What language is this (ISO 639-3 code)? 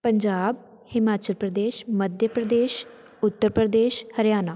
pan